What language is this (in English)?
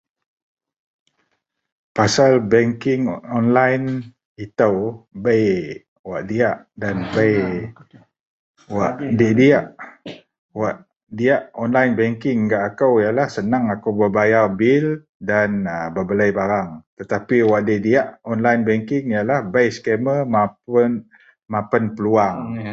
Central Melanau